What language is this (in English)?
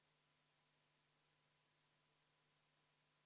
Estonian